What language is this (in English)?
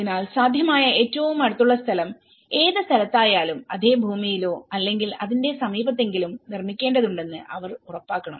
Malayalam